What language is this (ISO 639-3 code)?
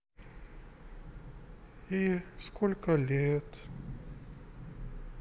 rus